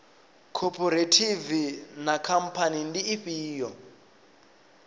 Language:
Venda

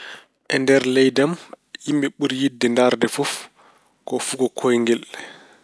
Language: Fula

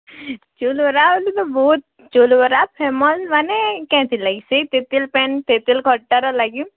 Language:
Odia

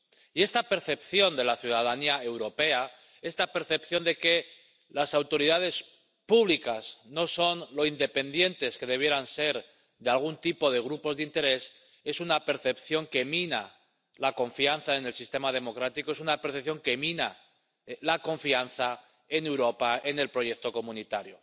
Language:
Spanish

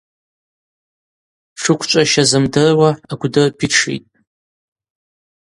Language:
Abaza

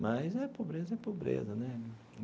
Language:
Portuguese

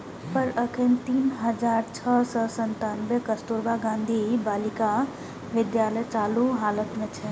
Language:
Maithili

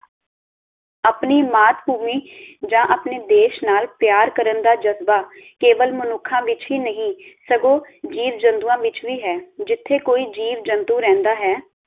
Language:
Punjabi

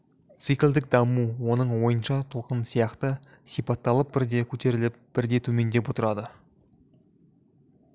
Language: Kazakh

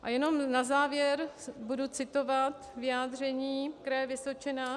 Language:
Czech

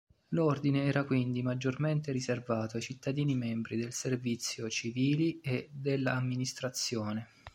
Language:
Italian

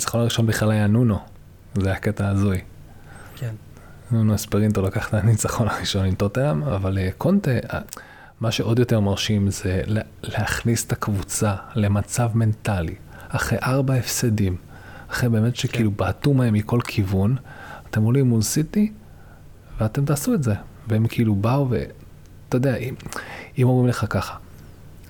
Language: Hebrew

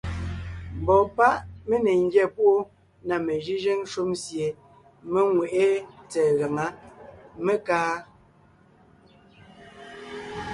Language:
Ngiemboon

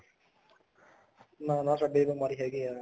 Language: Punjabi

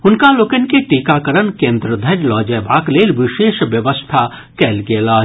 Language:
Maithili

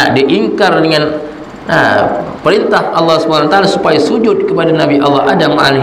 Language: Malay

